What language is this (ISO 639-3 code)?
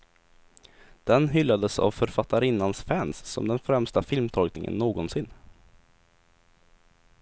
swe